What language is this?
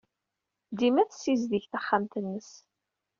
Kabyle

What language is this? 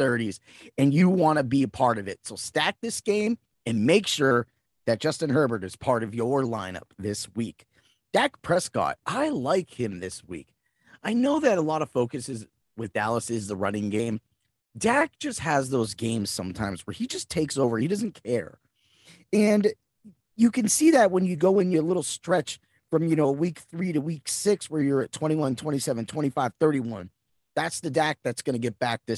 English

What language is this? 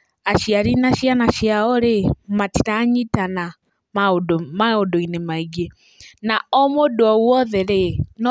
Kikuyu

